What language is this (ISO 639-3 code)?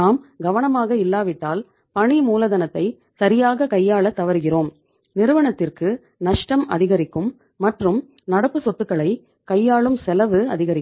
tam